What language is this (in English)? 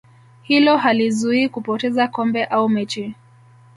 Swahili